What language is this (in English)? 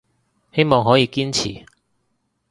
Cantonese